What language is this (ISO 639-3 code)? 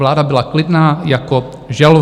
ces